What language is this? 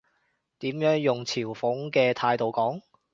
Cantonese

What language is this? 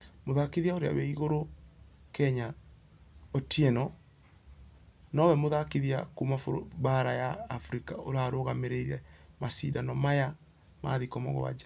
Kikuyu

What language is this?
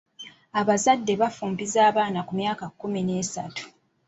Ganda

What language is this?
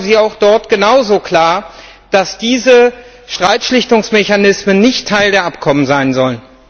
German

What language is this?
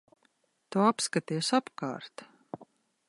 Latvian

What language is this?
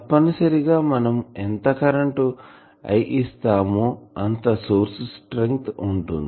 Telugu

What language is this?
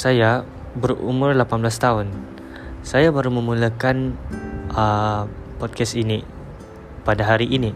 Malay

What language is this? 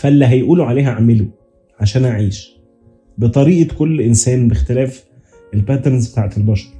Arabic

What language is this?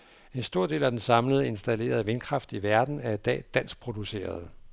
Danish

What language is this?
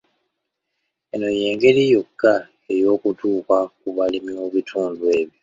Ganda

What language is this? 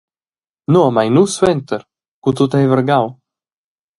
Romansh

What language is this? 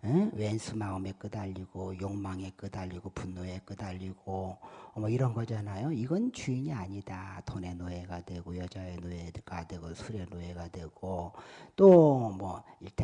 Korean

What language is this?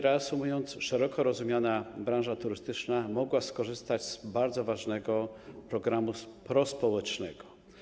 Polish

